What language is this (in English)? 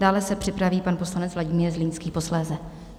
Czech